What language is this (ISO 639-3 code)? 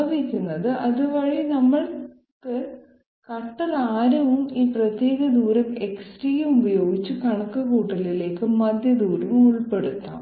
mal